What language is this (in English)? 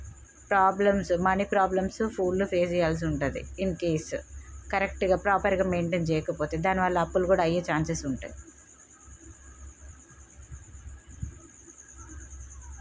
Telugu